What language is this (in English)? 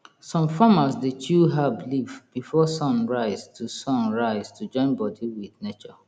Nigerian Pidgin